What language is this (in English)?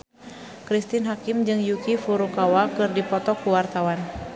Sundanese